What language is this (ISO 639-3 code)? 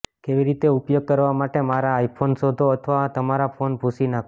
guj